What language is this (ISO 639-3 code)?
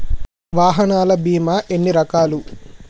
tel